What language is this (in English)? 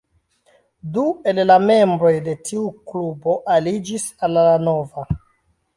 Esperanto